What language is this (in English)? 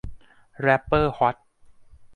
Thai